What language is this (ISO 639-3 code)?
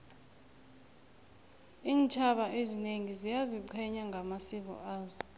nbl